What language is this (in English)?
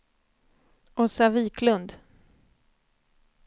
Swedish